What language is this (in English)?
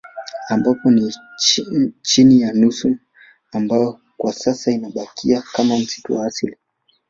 Swahili